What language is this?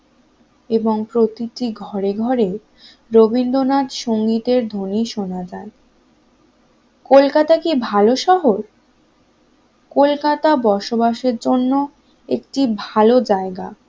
Bangla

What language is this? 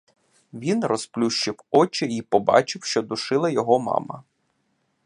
Ukrainian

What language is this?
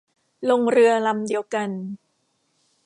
Thai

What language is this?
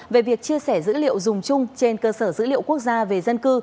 Vietnamese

